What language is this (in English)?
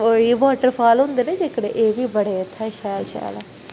Dogri